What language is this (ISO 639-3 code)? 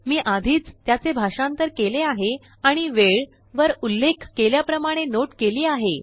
mar